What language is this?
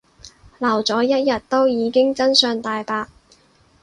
Cantonese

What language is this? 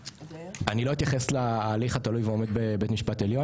Hebrew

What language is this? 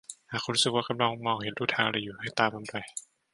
Thai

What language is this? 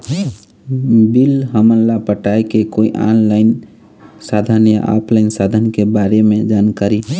Chhattisgarhi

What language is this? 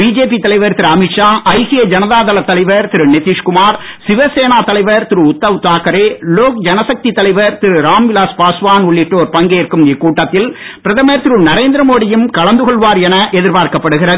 Tamil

